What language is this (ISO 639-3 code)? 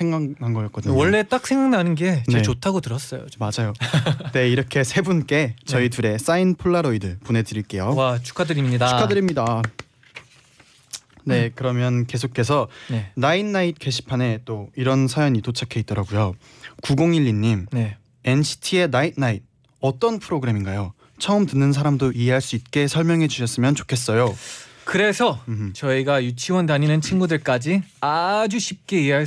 kor